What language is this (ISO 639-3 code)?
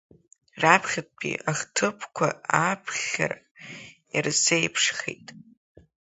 abk